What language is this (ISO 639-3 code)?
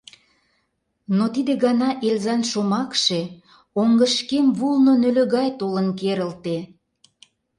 chm